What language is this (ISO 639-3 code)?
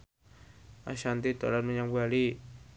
jav